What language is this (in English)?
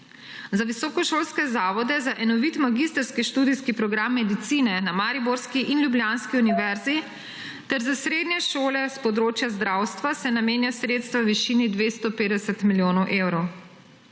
Slovenian